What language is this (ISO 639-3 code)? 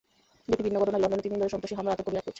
ben